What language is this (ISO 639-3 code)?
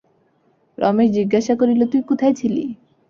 ben